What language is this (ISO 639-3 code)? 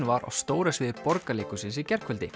isl